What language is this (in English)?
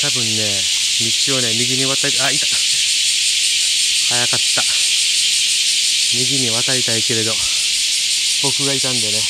Japanese